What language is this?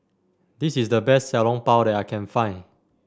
English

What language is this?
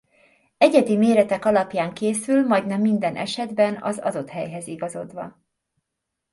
Hungarian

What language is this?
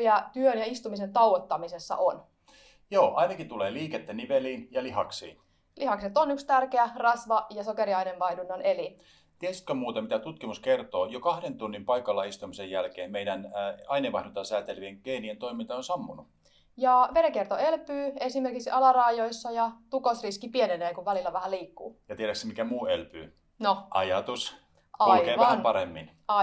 Finnish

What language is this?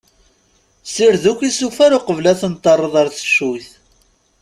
Kabyle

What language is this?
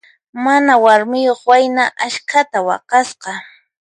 Puno Quechua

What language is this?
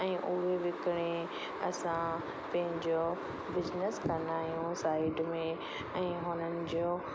Sindhi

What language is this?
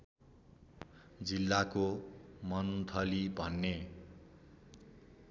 Nepali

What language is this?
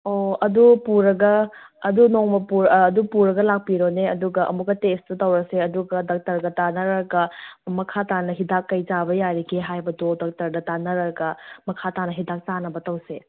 Manipuri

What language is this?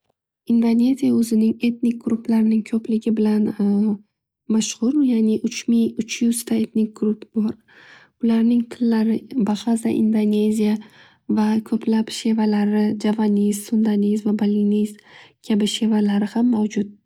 Uzbek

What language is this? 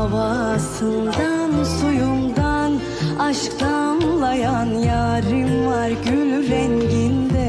Turkish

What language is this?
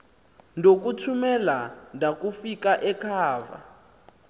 Xhosa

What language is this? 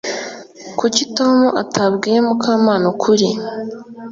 Kinyarwanda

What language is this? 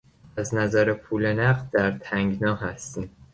Persian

